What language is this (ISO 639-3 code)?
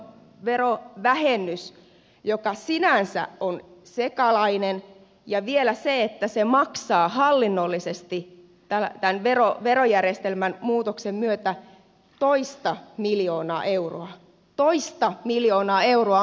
fin